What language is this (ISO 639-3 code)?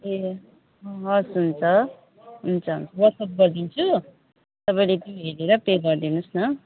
nep